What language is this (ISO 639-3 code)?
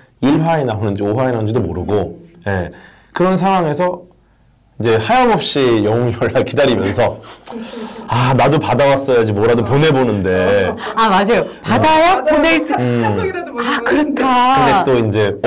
kor